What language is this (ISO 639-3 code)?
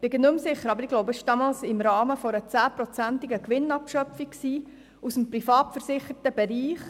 gsw